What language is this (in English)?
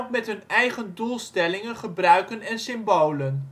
Dutch